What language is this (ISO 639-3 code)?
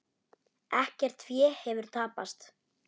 isl